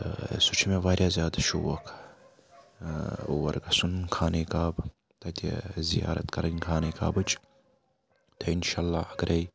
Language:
Kashmiri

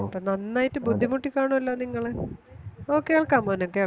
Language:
Malayalam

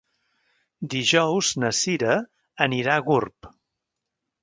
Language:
Catalan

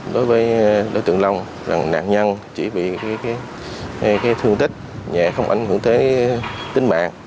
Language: Vietnamese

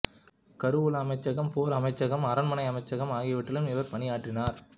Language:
Tamil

